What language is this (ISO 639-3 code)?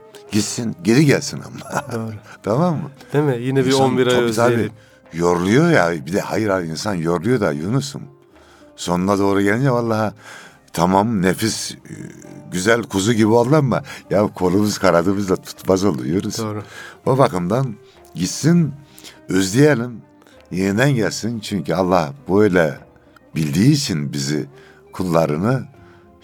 tur